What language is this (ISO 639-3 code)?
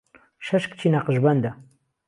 ckb